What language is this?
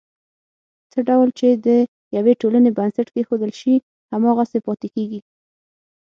Pashto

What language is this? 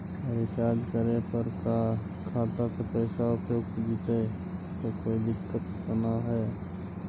Magahi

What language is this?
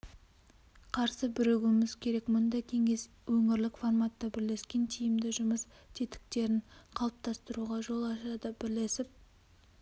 Kazakh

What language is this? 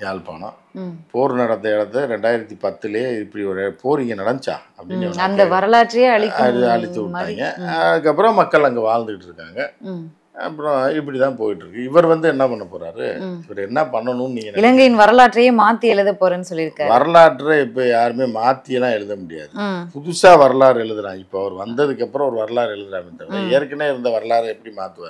Korean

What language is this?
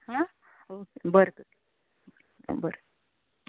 Konkani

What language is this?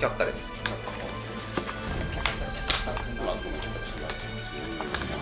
Japanese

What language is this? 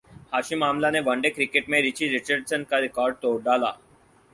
Urdu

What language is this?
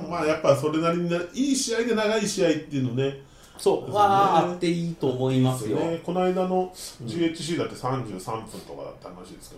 Japanese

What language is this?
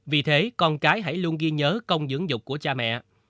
Vietnamese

